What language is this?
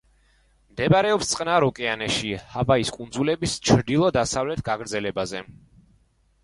Georgian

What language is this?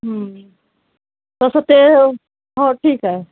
Marathi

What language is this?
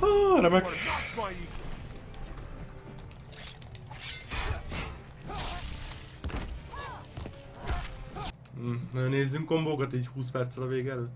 Hungarian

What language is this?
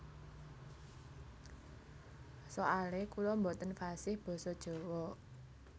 Javanese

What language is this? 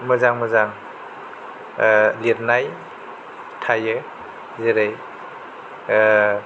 Bodo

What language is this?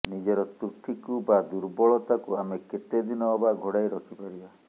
Odia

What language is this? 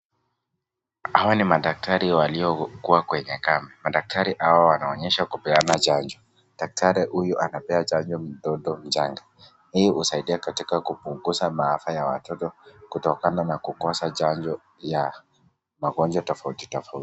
Swahili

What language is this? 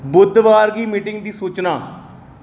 Dogri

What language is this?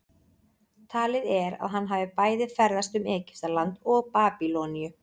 Icelandic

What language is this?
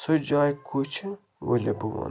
Kashmiri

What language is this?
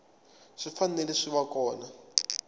Tsonga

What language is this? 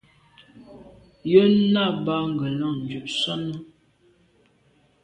Medumba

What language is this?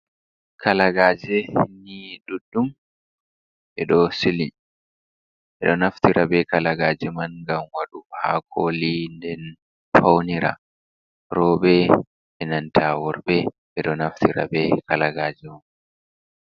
Fula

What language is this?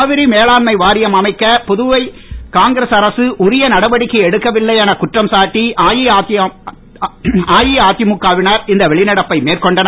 Tamil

